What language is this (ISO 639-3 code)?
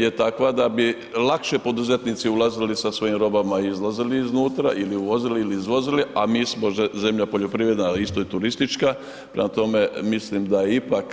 hrv